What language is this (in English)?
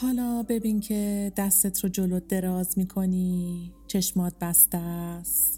Persian